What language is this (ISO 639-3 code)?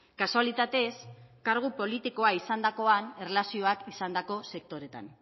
eus